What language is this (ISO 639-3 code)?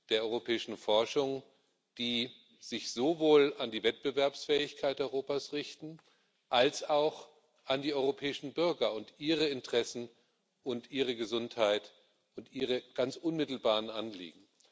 deu